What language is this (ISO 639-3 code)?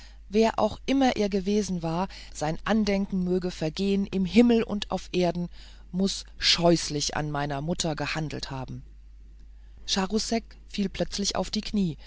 deu